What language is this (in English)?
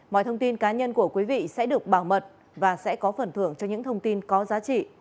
Vietnamese